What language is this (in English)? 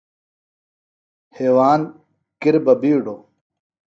Phalura